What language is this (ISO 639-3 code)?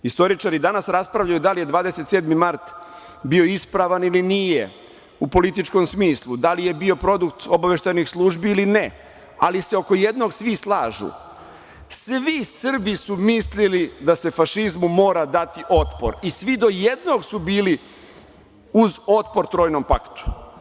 srp